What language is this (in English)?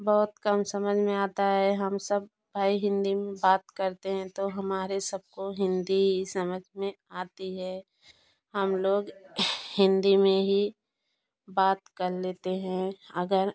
Hindi